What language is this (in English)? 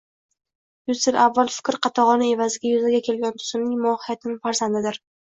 Uzbek